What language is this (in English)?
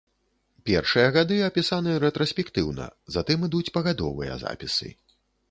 Belarusian